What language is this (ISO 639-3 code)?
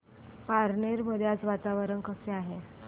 mar